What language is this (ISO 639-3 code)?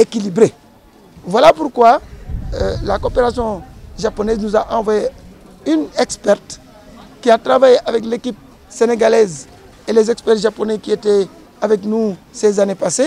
fra